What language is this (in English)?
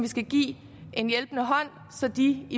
Danish